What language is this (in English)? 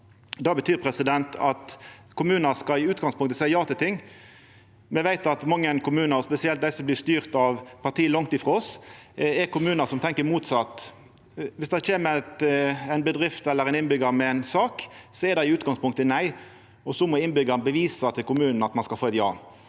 Norwegian